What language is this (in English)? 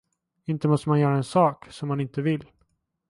Swedish